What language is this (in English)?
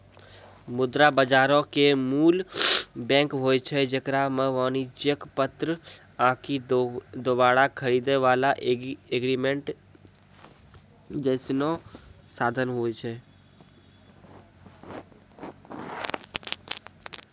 Maithili